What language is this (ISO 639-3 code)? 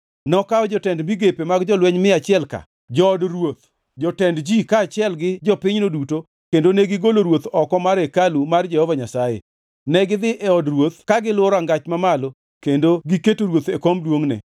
luo